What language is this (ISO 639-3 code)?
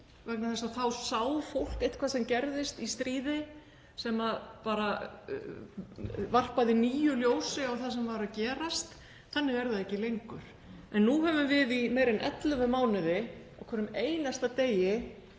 isl